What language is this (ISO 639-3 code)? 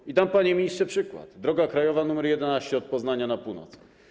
pol